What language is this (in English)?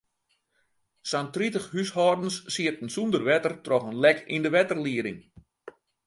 Western Frisian